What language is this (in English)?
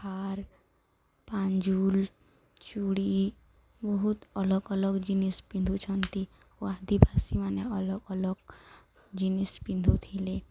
Odia